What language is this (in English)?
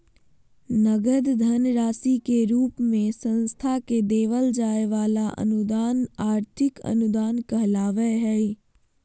Magahi